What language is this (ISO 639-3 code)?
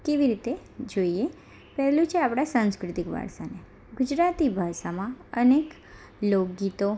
guj